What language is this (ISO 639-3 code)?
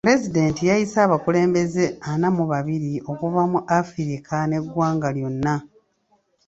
lug